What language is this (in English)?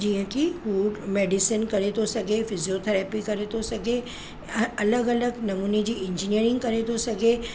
Sindhi